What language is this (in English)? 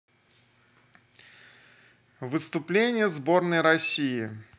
Russian